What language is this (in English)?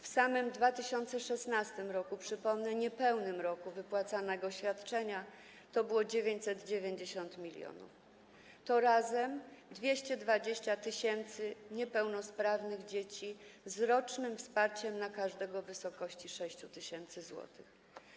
Polish